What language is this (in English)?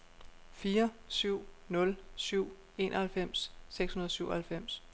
Danish